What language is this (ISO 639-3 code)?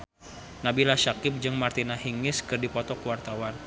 sun